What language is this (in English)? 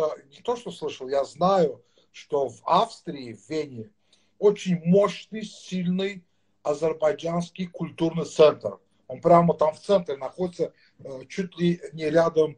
Russian